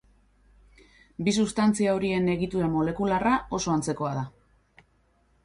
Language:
Basque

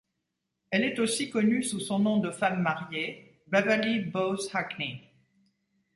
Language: French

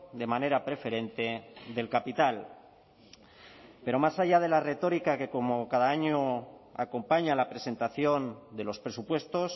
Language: Spanish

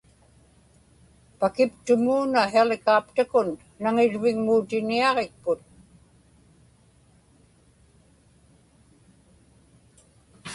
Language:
Inupiaq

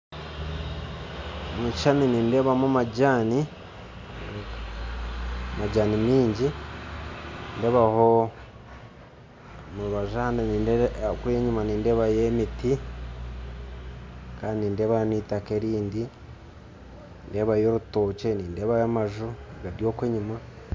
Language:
Nyankole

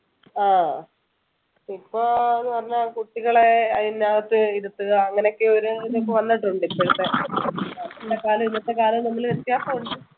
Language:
Malayalam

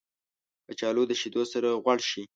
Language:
Pashto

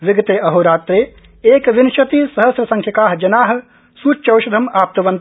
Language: Sanskrit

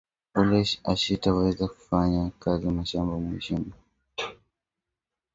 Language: Swahili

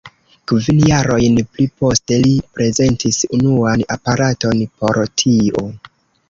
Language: Esperanto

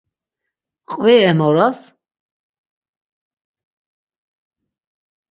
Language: Laz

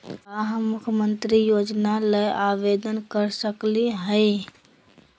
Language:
Magahi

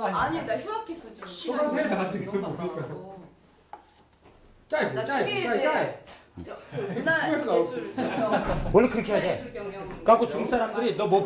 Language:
Korean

